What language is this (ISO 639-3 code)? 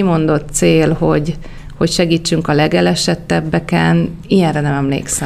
hun